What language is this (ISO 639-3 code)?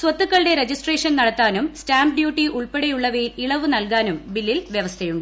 mal